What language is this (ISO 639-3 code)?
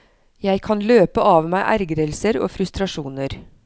nor